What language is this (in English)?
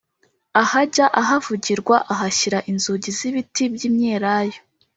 Kinyarwanda